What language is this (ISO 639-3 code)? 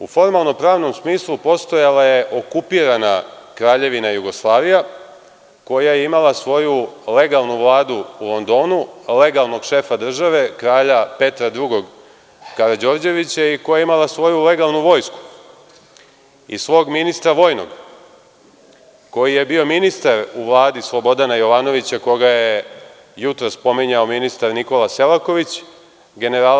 srp